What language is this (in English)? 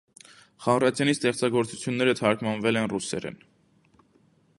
Armenian